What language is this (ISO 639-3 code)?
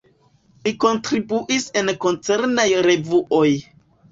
epo